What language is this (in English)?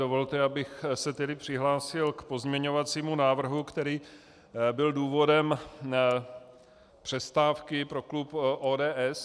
Czech